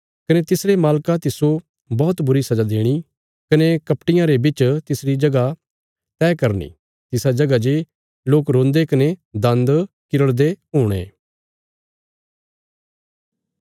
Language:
Bilaspuri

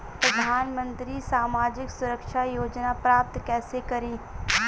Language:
Hindi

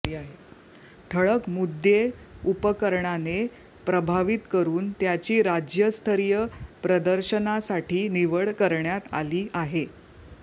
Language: Marathi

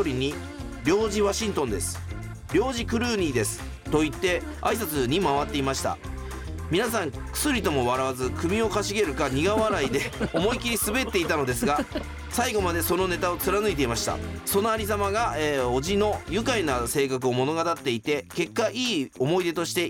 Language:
Japanese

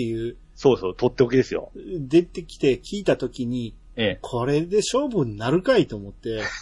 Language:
Japanese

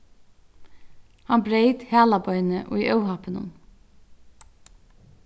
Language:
Faroese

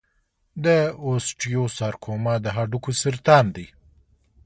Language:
Pashto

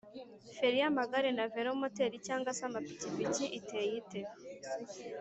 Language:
Kinyarwanda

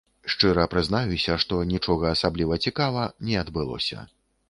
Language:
Belarusian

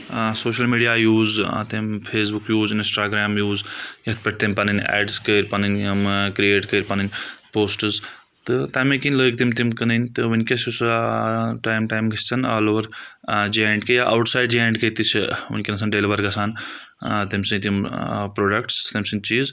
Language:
Kashmiri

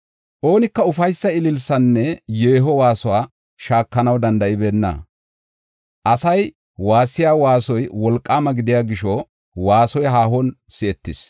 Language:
Gofa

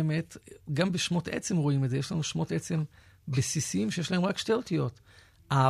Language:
Hebrew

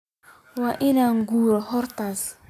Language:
Somali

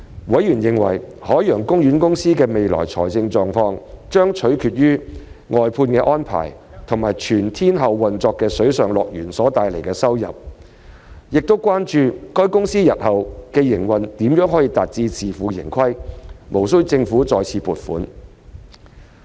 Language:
Cantonese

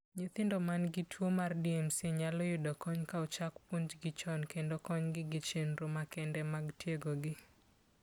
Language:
Luo (Kenya and Tanzania)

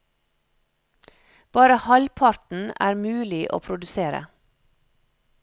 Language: Norwegian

